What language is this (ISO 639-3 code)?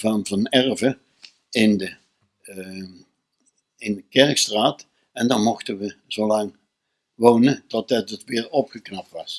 nld